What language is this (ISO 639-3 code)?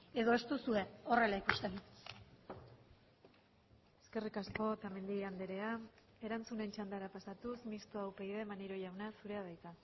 eus